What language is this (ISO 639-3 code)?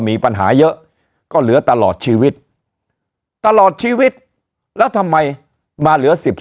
tha